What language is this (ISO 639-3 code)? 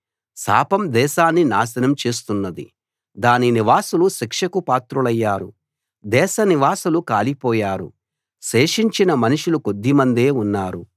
tel